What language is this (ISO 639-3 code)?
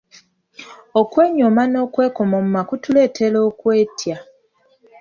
lug